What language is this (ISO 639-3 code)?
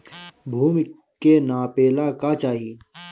bho